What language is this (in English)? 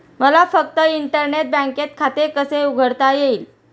Marathi